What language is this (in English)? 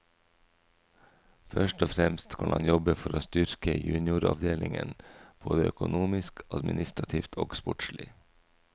Norwegian